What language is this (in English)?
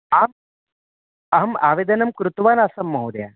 Sanskrit